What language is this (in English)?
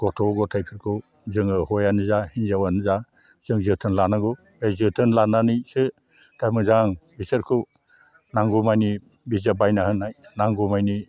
Bodo